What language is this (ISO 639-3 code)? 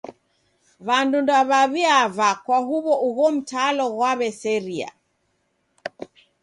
dav